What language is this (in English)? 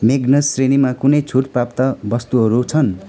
Nepali